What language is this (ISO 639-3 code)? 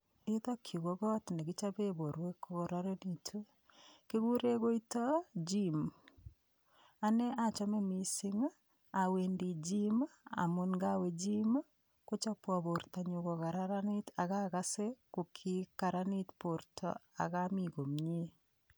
kln